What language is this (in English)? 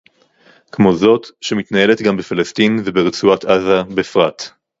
Hebrew